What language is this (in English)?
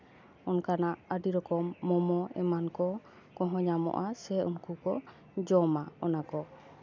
Santali